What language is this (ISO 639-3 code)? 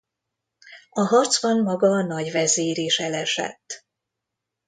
hun